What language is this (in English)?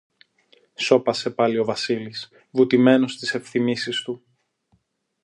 Greek